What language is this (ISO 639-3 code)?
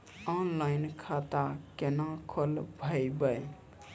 mai